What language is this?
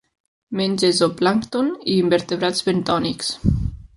Catalan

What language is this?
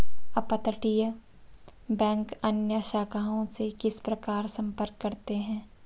Hindi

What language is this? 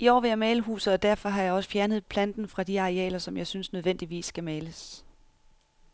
Danish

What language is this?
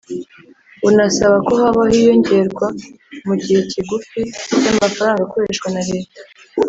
Kinyarwanda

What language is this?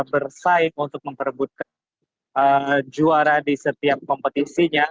Indonesian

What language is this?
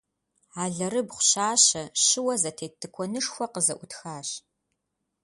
Kabardian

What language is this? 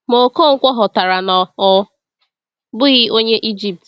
Igbo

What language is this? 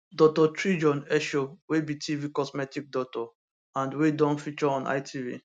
Nigerian Pidgin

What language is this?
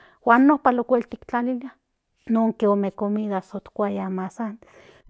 Central Nahuatl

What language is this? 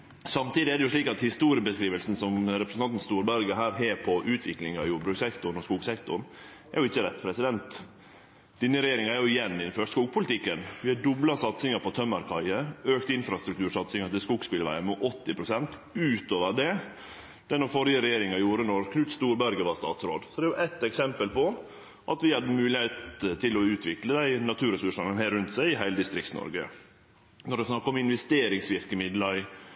Norwegian Nynorsk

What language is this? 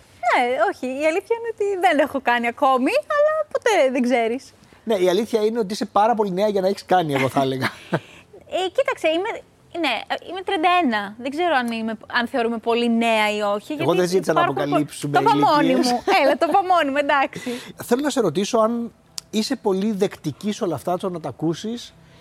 Greek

